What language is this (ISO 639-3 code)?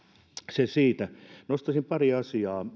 fin